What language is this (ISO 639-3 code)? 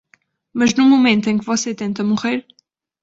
por